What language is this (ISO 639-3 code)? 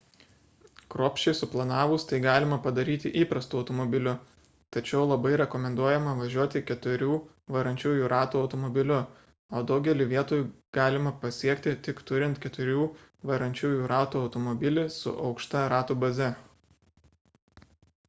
lit